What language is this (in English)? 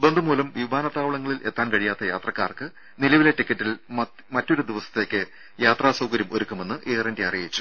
Malayalam